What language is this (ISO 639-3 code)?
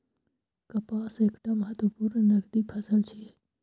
mai